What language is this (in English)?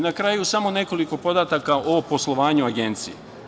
Serbian